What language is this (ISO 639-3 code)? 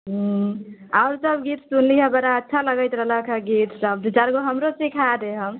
mai